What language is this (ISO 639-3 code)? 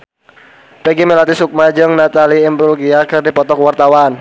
sun